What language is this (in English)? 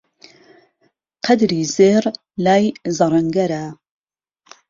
Central Kurdish